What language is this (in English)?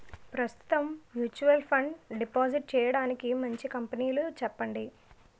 Telugu